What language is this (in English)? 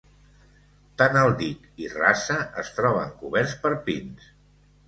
Catalan